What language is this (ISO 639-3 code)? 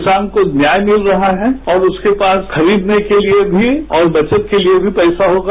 hin